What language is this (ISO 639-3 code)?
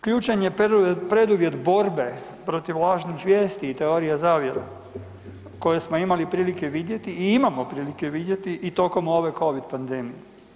hrv